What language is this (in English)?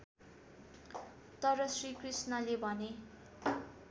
Nepali